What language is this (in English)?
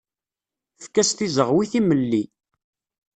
Kabyle